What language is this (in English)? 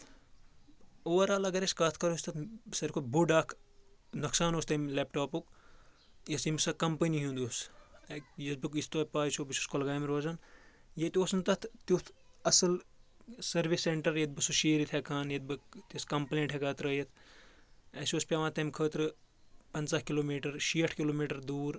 Kashmiri